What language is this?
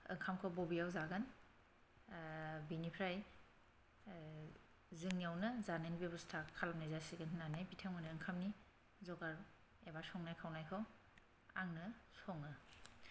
Bodo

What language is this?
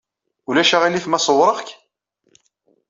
Kabyle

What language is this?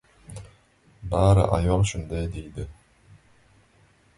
Uzbek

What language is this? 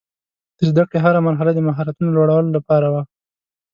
Pashto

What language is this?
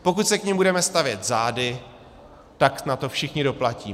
Czech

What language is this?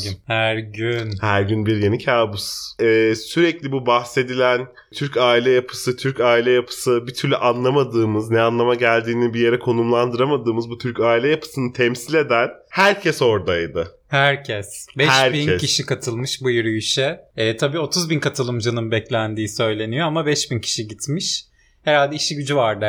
Turkish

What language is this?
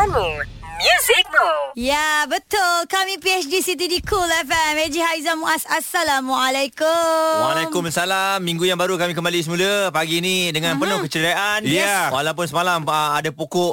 Malay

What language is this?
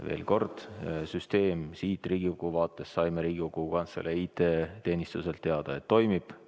Estonian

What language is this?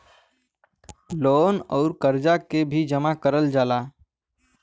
Bhojpuri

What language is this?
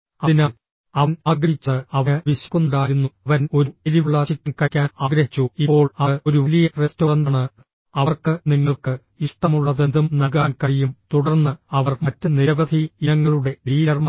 Malayalam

